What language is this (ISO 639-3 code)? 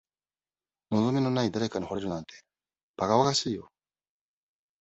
jpn